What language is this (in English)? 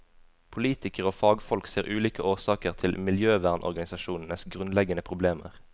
Norwegian